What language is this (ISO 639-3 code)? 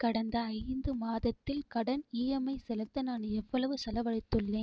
tam